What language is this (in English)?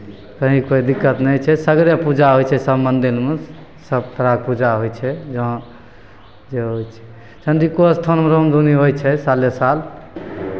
Maithili